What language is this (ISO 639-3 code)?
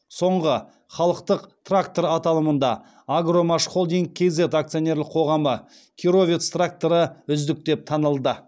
kaz